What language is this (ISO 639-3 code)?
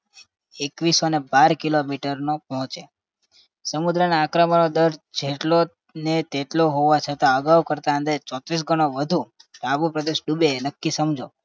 guj